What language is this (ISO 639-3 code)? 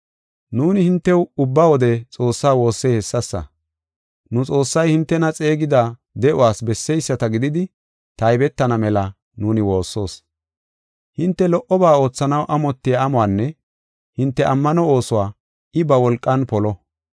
gof